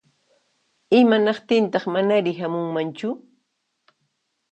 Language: Puno Quechua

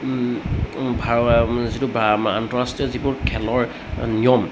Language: Assamese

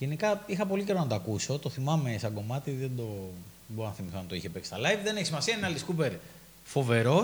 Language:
Greek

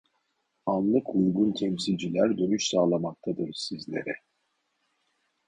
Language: Turkish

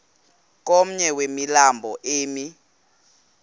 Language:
Xhosa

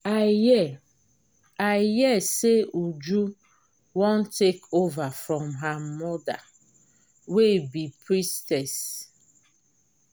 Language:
Nigerian Pidgin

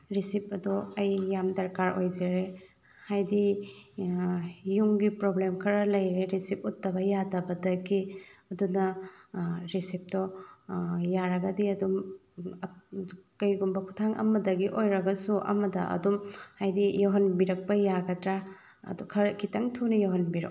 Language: Manipuri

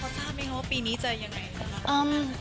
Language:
Thai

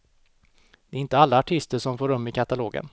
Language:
Swedish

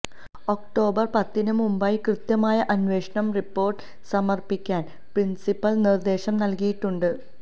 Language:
Malayalam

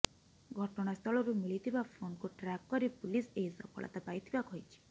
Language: Odia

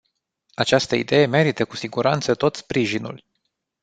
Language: Romanian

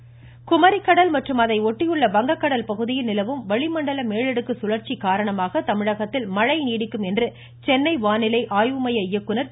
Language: Tamil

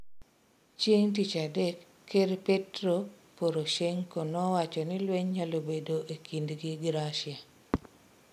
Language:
Luo (Kenya and Tanzania)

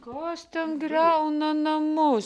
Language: Lithuanian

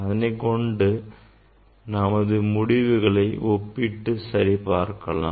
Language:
Tamil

